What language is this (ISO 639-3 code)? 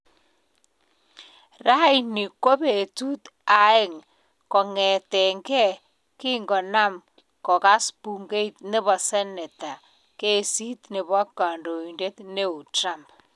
kln